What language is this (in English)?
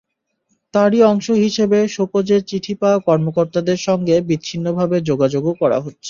Bangla